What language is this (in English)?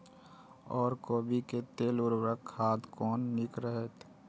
Maithili